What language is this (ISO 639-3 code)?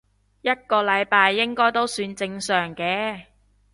yue